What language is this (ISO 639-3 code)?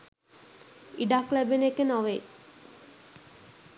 sin